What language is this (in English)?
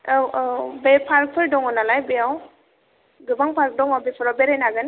Bodo